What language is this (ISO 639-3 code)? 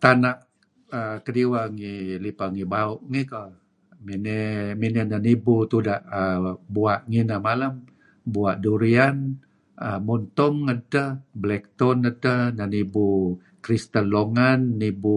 kzi